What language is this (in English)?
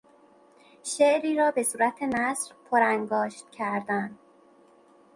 Persian